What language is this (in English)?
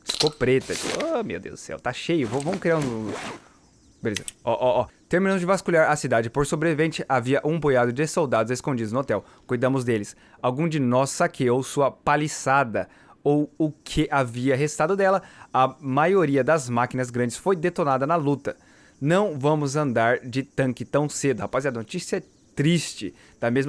Portuguese